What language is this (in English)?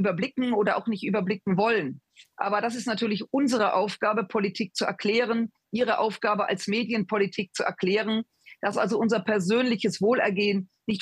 German